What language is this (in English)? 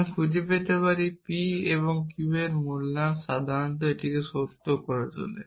Bangla